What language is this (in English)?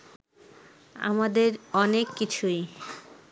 Bangla